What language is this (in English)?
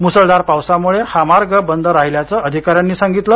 Marathi